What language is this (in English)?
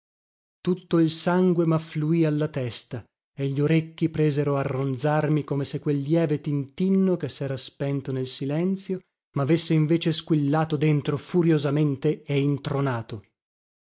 Italian